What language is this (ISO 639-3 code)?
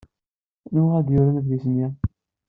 kab